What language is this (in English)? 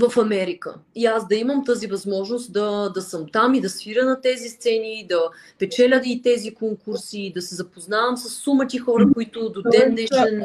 Bulgarian